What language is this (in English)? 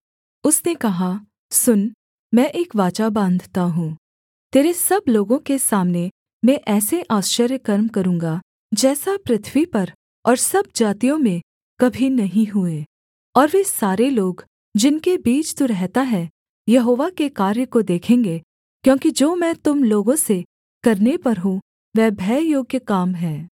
Hindi